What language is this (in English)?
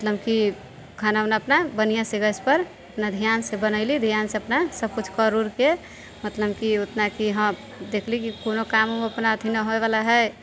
Maithili